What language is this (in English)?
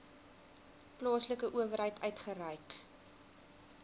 Afrikaans